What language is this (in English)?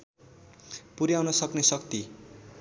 Nepali